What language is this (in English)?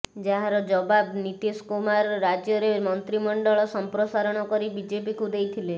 Odia